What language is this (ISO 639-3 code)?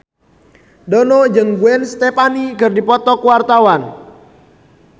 sun